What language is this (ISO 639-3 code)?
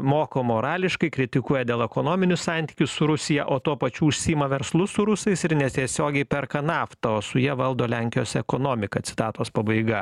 lit